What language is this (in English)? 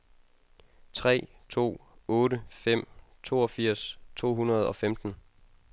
Danish